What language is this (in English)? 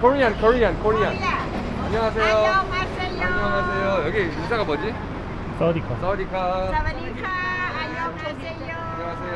Korean